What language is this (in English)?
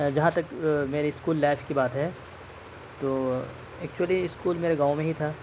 Urdu